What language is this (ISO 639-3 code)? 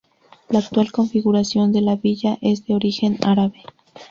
spa